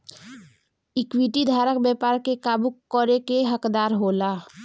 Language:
Bhojpuri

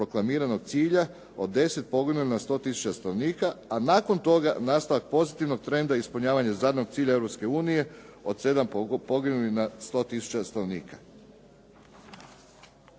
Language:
Croatian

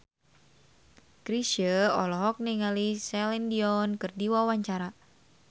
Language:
Sundanese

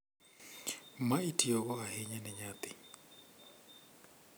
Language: Luo (Kenya and Tanzania)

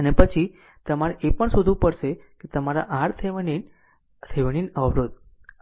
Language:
Gujarati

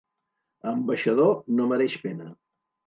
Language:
Catalan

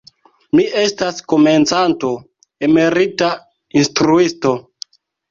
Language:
Esperanto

